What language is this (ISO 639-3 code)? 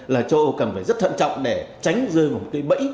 vie